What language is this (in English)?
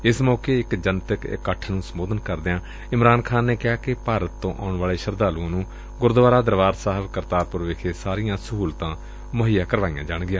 Punjabi